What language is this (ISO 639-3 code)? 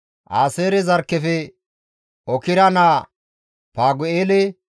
gmv